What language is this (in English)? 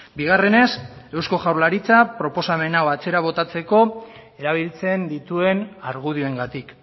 Basque